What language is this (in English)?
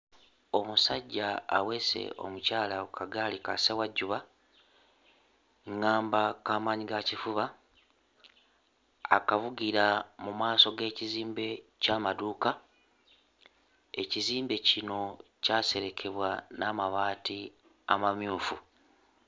Ganda